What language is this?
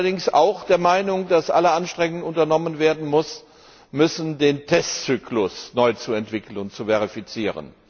German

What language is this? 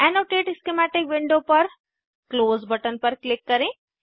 Hindi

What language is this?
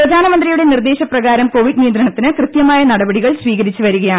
Malayalam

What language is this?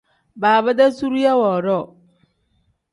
Tem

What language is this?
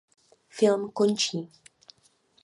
Czech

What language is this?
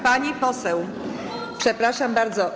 Polish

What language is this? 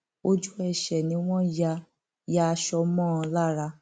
Yoruba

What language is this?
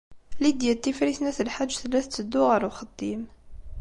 Kabyle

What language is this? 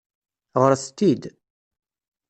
Kabyle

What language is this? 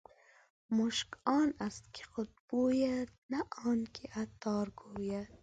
Pashto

